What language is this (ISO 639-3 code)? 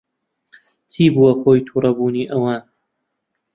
ckb